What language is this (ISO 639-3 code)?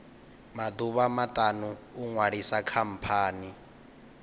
ven